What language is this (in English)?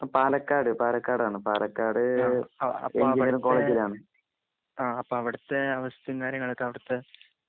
Malayalam